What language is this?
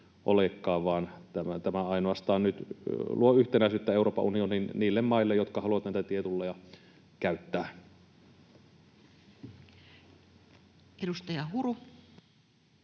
Finnish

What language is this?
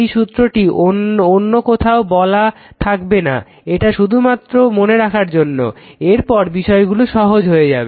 Bangla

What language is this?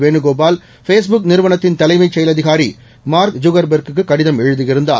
Tamil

